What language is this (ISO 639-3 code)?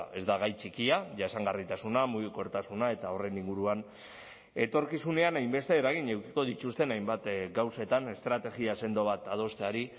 eus